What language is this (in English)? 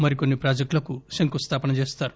Telugu